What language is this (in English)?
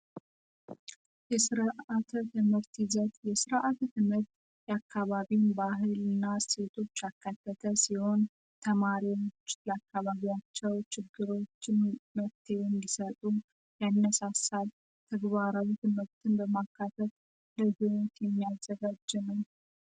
Amharic